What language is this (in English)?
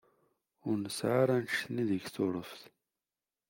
Kabyle